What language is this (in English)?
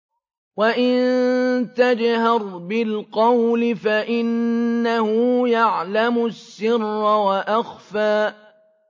Arabic